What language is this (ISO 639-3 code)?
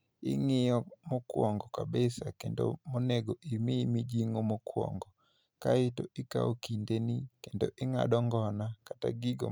luo